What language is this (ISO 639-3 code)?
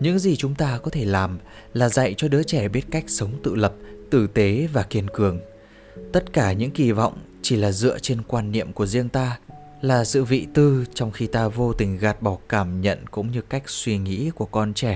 vie